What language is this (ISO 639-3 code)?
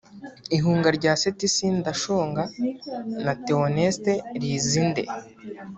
kin